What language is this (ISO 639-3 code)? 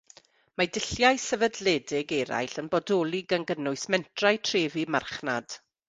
cym